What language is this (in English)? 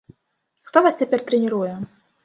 Belarusian